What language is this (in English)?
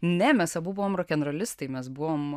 Lithuanian